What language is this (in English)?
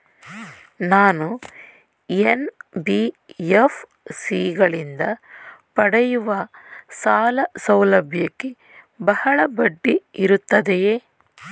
Kannada